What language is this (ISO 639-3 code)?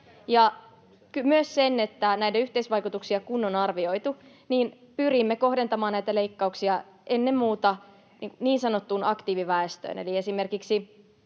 fin